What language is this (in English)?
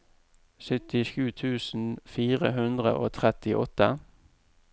Norwegian